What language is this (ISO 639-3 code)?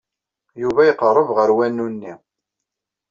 kab